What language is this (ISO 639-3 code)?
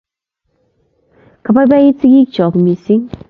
kln